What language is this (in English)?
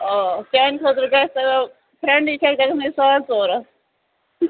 Kashmiri